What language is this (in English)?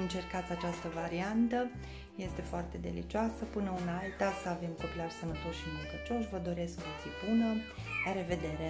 Romanian